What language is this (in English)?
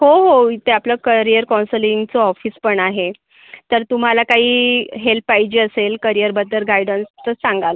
Marathi